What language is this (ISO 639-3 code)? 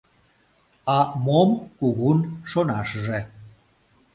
chm